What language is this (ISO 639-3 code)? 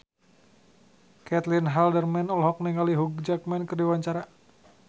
sun